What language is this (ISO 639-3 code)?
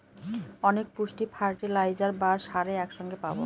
ben